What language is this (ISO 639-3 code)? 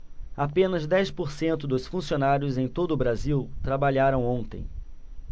por